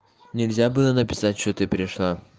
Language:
Russian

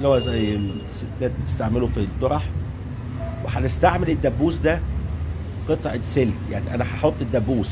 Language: Arabic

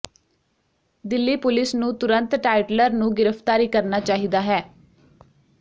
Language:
Punjabi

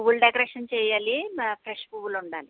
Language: Telugu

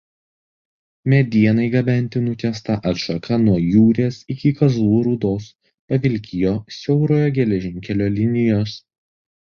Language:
Lithuanian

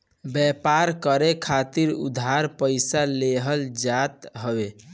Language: Bhojpuri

